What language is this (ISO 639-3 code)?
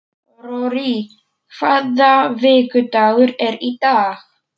isl